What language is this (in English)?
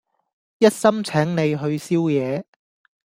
Cantonese